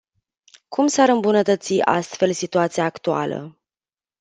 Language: Romanian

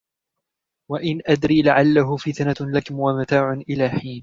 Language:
Arabic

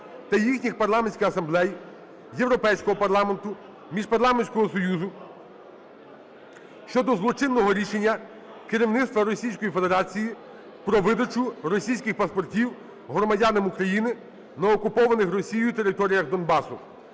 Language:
Ukrainian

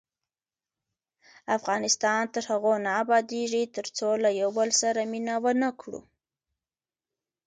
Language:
Pashto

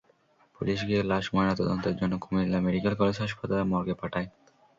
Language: Bangla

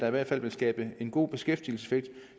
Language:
Danish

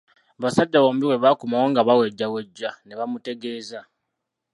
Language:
Ganda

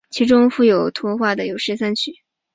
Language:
Chinese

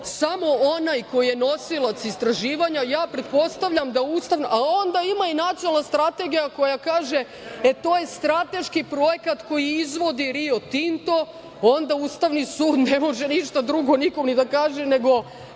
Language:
Serbian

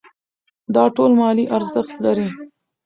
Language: Pashto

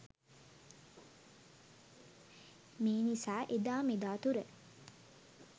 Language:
Sinhala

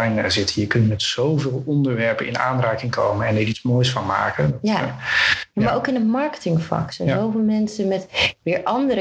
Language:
Dutch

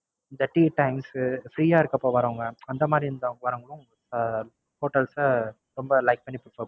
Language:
Tamil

